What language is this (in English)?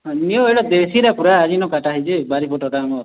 Odia